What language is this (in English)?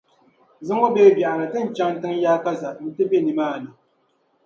Dagbani